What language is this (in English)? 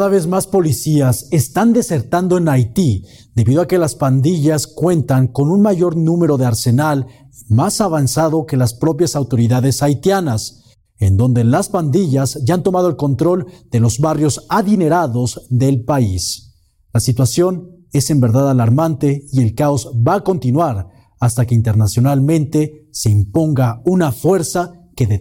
Spanish